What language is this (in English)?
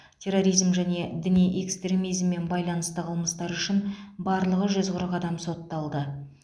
Kazakh